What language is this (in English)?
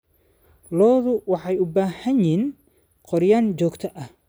Somali